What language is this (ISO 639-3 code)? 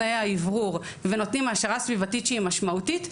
heb